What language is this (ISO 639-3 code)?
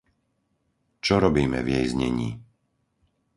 slk